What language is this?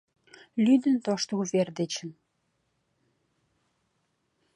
Mari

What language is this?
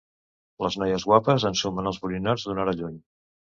Catalan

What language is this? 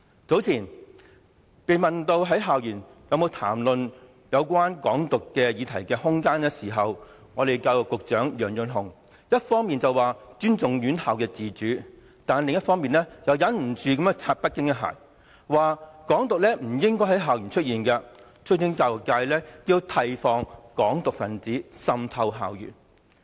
Cantonese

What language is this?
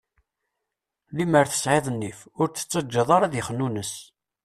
Kabyle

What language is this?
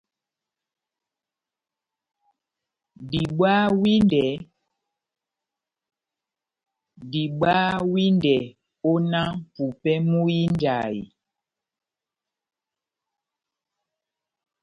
Batanga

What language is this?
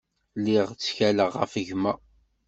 Kabyle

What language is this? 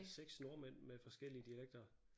Danish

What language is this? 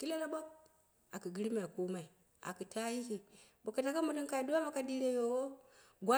Dera (Nigeria)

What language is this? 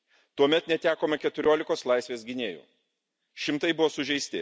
Lithuanian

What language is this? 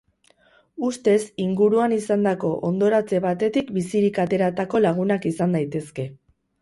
Basque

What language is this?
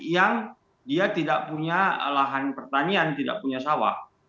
Indonesian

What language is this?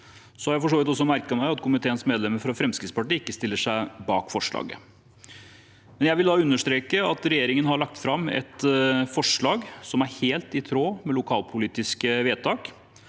Norwegian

